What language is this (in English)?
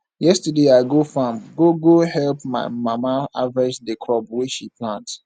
Nigerian Pidgin